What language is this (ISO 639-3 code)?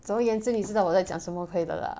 eng